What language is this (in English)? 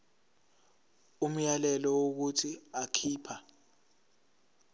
Zulu